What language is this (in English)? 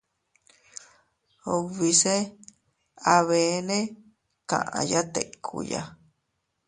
Teutila Cuicatec